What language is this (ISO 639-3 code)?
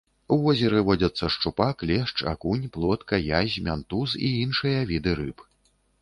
bel